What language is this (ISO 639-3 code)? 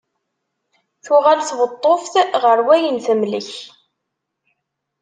kab